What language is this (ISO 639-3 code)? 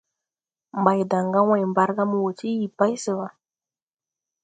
tui